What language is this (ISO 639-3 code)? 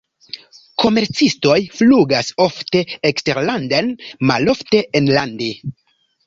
epo